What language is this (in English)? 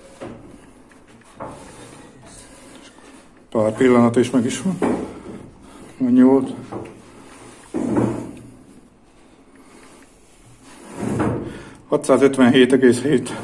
Hungarian